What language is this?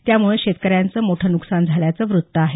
Marathi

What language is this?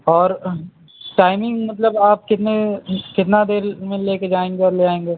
Urdu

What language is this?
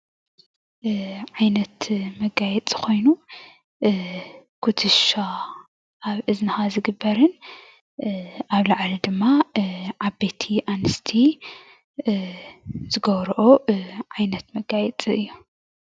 Tigrinya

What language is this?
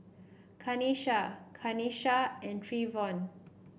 English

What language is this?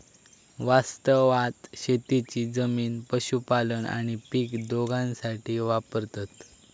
Marathi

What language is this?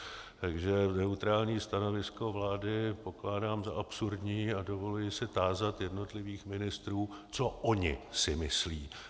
Czech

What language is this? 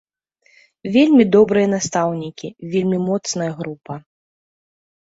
Belarusian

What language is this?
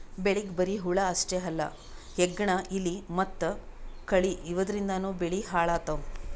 Kannada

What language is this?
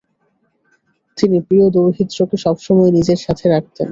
Bangla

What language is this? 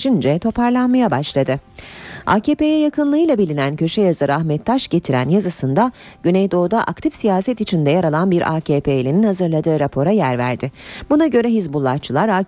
Turkish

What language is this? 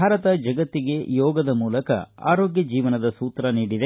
Kannada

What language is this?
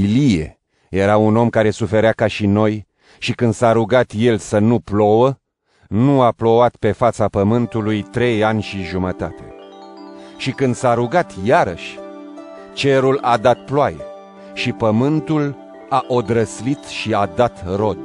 Romanian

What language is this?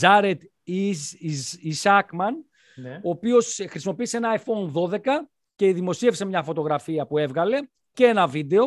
Greek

